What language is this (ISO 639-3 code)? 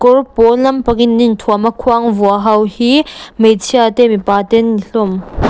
lus